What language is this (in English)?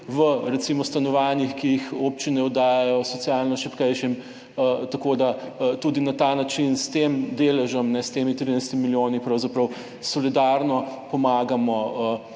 Slovenian